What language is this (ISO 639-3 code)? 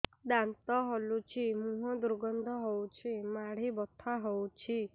ori